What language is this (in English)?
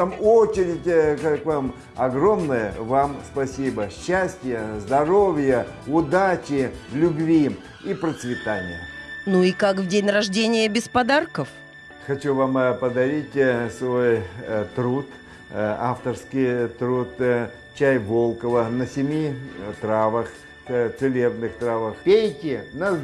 Russian